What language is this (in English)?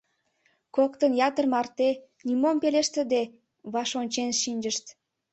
Mari